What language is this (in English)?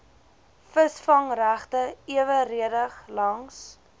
Afrikaans